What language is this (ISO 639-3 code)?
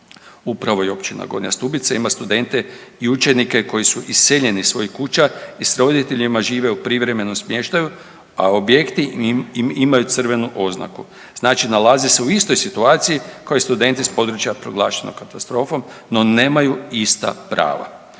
hrv